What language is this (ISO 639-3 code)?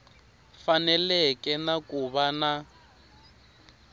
tso